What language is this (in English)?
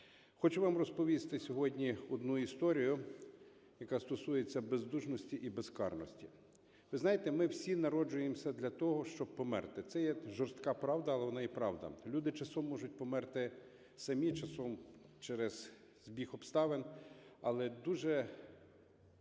Ukrainian